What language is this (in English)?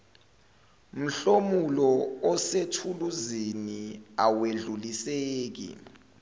Zulu